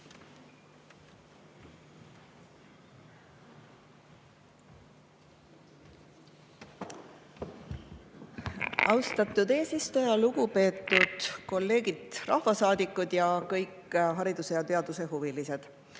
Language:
Estonian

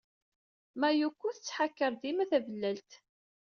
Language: Kabyle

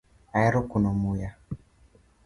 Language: Luo (Kenya and Tanzania)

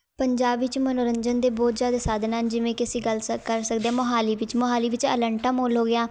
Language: Punjabi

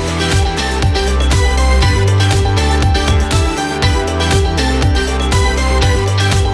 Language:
Malay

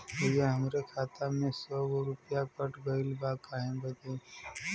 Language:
Bhojpuri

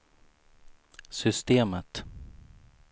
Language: Swedish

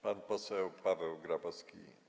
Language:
Polish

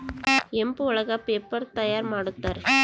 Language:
Kannada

